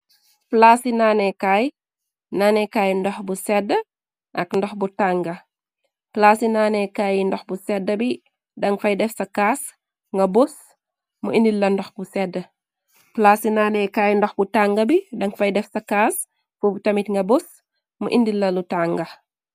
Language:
Wolof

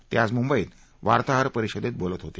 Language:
Marathi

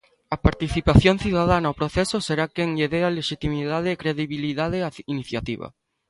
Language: Galician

